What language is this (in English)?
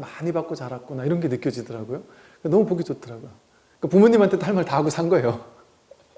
Korean